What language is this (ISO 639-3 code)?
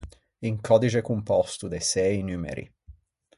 lij